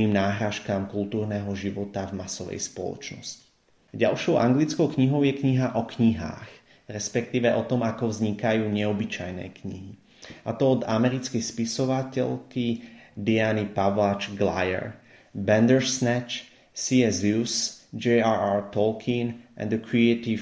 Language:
Slovak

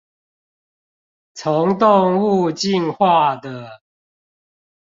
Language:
Chinese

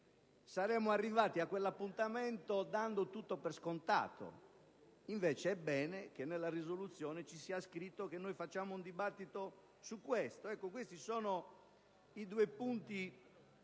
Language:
Italian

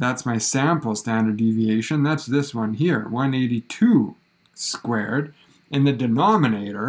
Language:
English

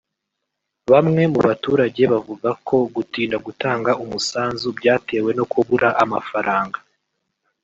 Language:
Kinyarwanda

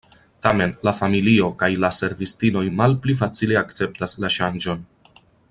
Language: Esperanto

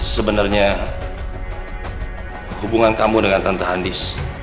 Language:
Indonesian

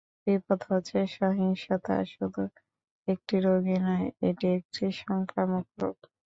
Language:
Bangla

